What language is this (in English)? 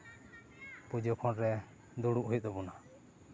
Santali